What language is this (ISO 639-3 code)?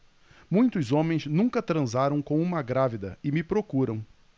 por